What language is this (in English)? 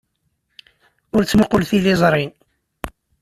Kabyle